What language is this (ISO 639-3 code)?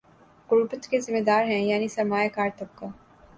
urd